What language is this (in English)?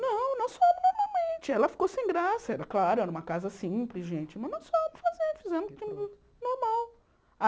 Portuguese